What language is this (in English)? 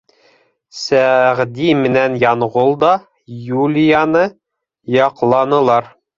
Bashkir